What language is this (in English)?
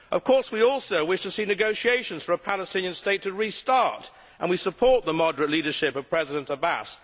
English